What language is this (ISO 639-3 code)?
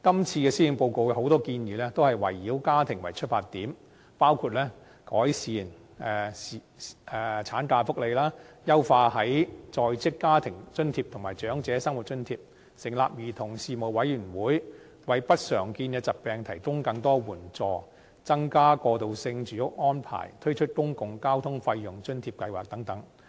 yue